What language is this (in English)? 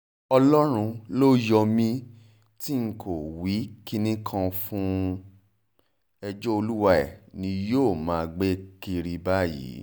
Yoruba